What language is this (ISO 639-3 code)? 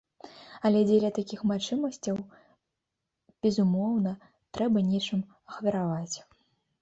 bel